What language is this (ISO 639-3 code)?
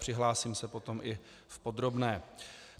ces